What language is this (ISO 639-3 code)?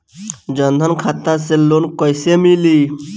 bho